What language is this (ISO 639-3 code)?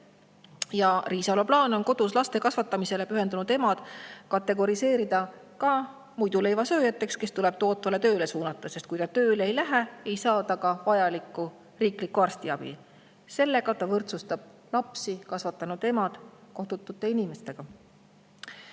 est